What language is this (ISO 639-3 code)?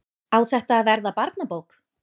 isl